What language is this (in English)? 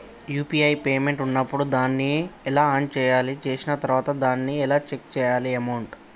Telugu